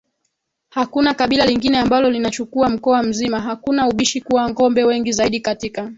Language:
Swahili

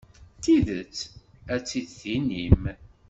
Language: Kabyle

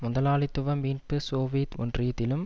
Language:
Tamil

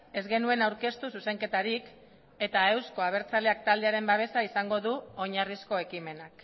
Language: Basque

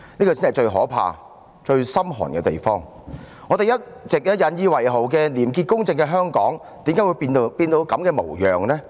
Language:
Cantonese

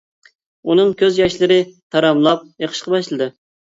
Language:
Uyghur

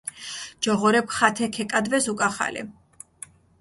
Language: Mingrelian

